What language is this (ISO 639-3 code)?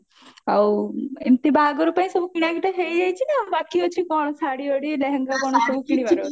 ori